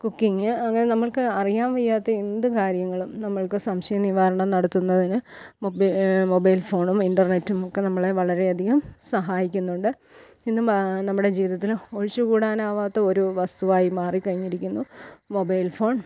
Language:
Malayalam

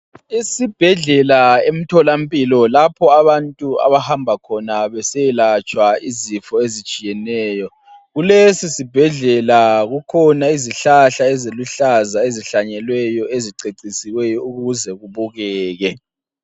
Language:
North Ndebele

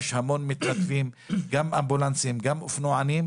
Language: Hebrew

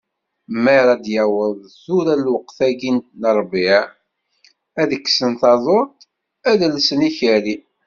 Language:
Kabyle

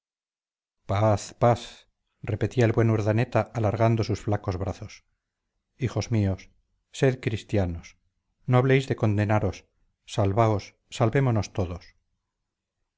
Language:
Spanish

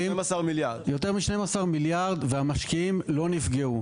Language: Hebrew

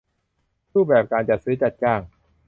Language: Thai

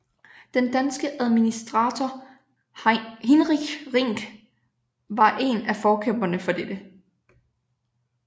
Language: Danish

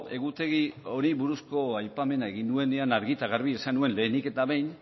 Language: Basque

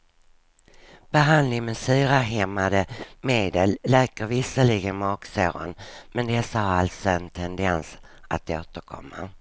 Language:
Swedish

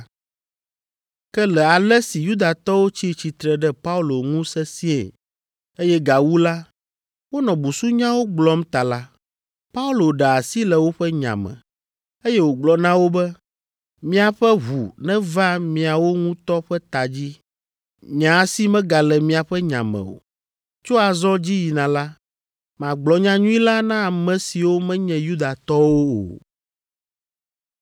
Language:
Ewe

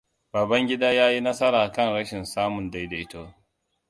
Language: Hausa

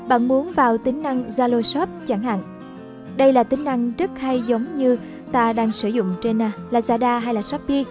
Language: Vietnamese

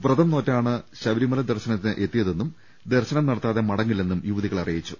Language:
Malayalam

